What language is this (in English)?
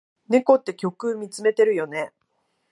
Japanese